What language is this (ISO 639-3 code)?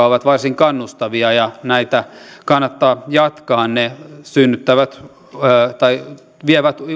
fin